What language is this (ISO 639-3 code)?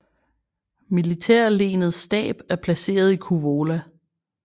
dan